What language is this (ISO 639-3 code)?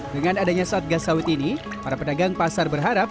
ind